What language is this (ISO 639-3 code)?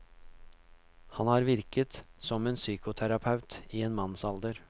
nor